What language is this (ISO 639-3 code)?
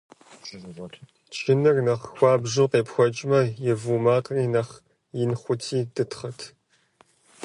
kbd